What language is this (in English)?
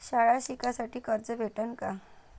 Marathi